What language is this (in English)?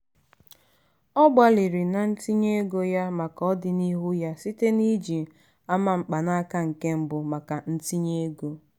Igbo